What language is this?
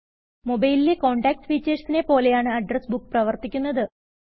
Malayalam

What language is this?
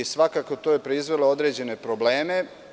Serbian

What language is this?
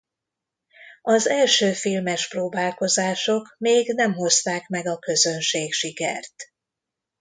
Hungarian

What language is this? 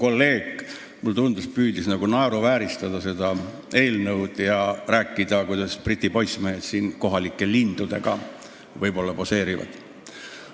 Estonian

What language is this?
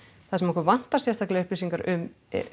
Icelandic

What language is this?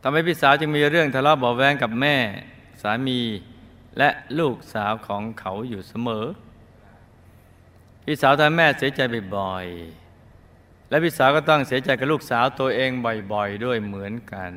Thai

